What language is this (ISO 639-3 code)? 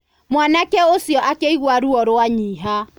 kik